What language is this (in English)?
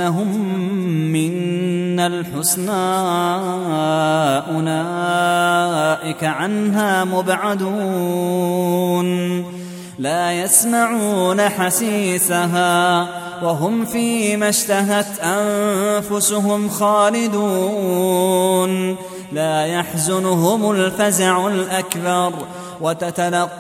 Arabic